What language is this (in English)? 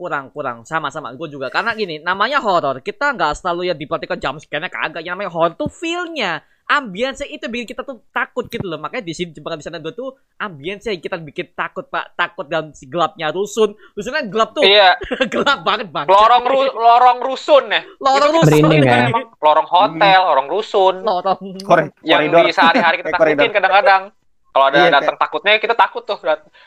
Indonesian